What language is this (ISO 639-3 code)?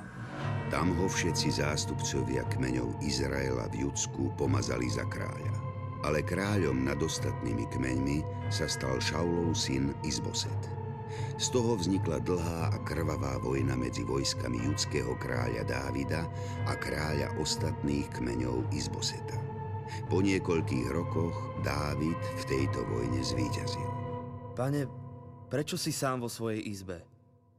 slk